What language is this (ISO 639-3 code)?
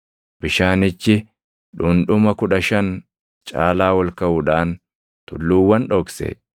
orm